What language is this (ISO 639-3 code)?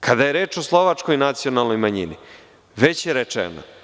srp